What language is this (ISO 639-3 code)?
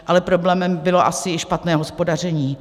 ces